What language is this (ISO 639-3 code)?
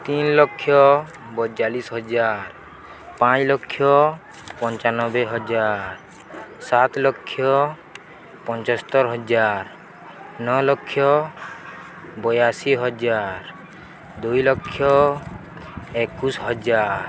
ori